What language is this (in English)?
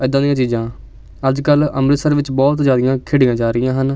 Punjabi